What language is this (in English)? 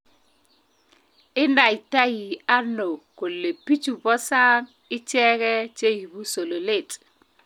Kalenjin